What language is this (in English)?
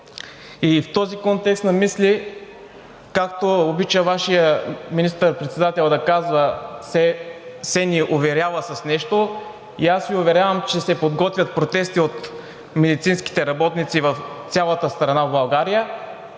Bulgarian